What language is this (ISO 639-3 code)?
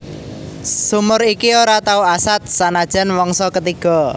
jav